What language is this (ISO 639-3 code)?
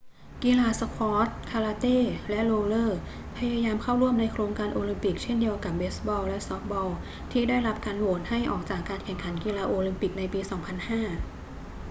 tha